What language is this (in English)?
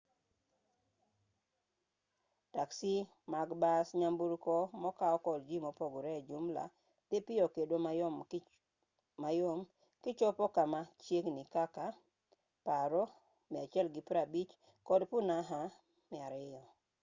Luo (Kenya and Tanzania)